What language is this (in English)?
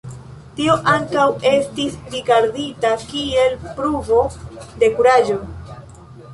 Esperanto